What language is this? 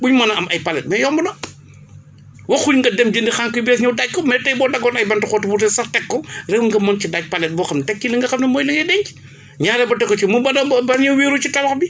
Wolof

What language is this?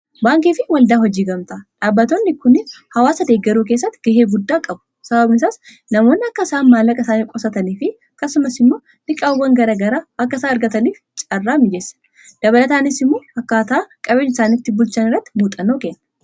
Oromo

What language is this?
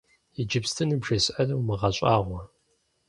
Kabardian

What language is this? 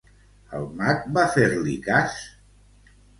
Catalan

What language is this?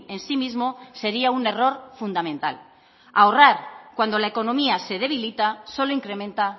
Spanish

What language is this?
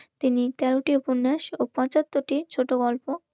Bangla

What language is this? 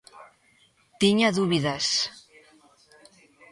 Galician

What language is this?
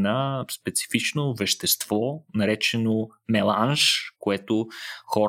Bulgarian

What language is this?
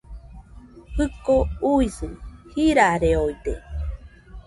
Nüpode Huitoto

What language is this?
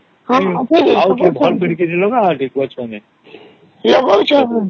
Odia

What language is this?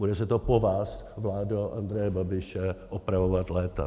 Czech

